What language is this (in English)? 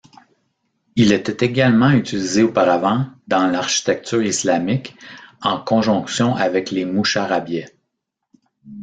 French